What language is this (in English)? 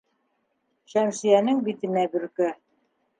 Bashkir